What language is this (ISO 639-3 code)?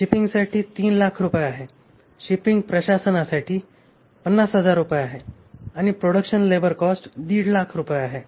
mar